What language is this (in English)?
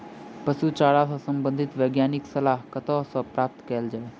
Maithili